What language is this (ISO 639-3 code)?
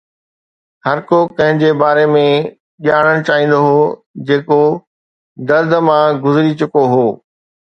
snd